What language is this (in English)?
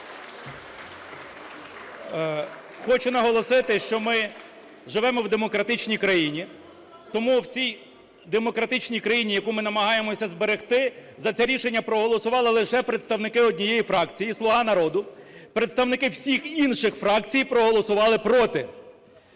Ukrainian